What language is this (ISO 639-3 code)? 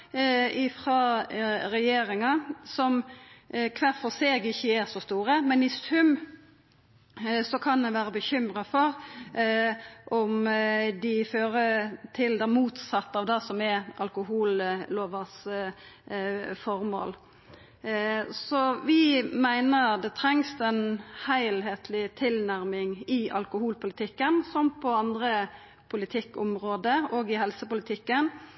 nno